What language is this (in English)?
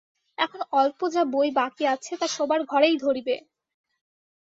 Bangla